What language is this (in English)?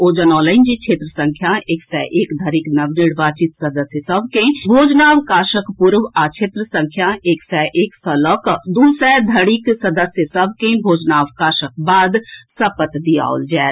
Maithili